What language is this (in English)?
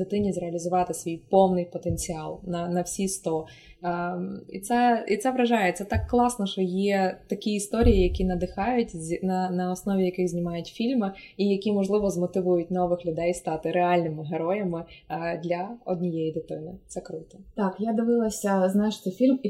Ukrainian